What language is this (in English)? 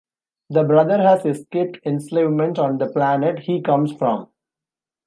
English